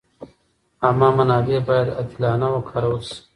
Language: Pashto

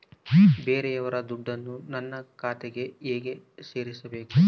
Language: Kannada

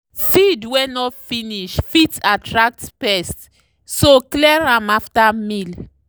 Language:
Nigerian Pidgin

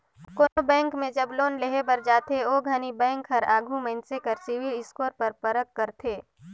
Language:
Chhattisgarhi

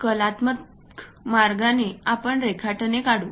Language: Marathi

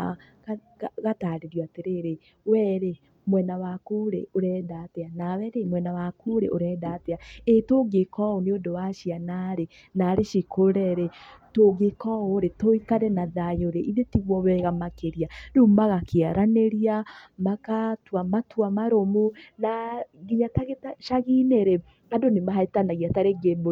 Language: Kikuyu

